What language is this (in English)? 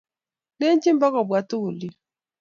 Kalenjin